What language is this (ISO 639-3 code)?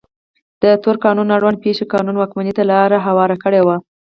pus